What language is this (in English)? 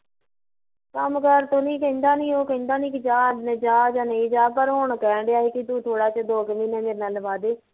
Punjabi